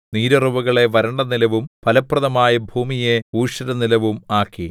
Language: Malayalam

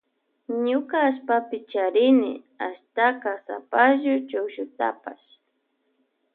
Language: Loja Highland Quichua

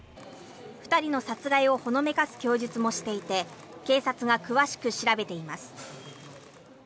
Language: Japanese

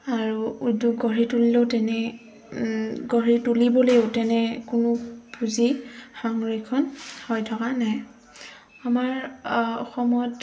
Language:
Assamese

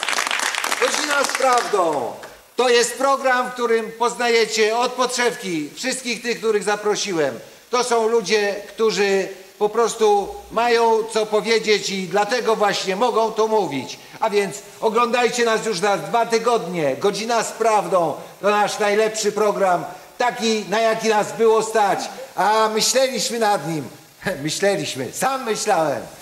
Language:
Polish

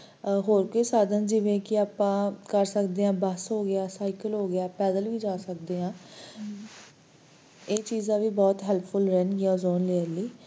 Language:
Punjabi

